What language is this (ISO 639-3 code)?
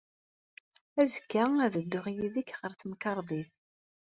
kab